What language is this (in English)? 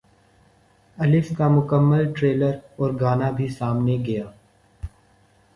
Urdu